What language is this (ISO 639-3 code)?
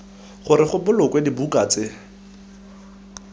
tsn